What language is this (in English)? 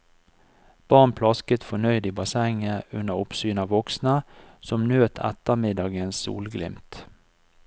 Norwegian